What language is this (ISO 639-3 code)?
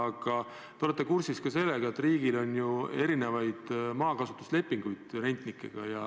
est